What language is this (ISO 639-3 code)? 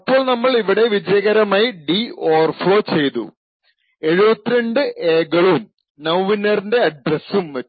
mal